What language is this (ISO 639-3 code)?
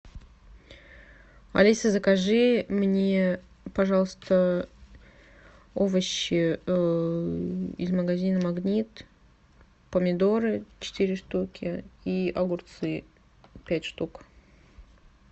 rus